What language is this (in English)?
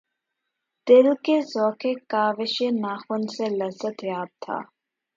Urdu